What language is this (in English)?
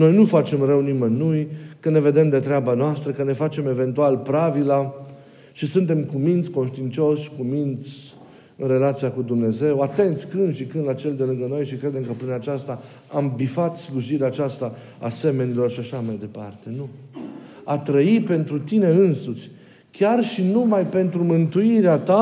Romanian